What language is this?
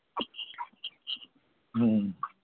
Manipuri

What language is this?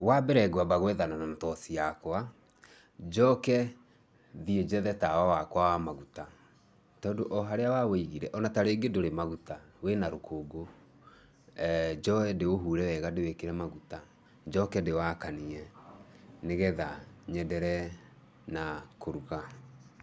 Kikuyu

